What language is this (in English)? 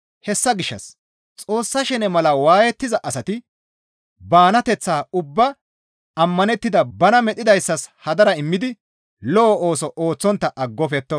Gamo